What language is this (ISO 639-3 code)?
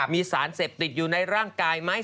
tha